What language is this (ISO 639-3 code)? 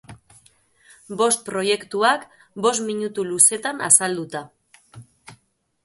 eus